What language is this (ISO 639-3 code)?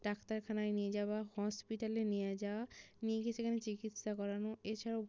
ben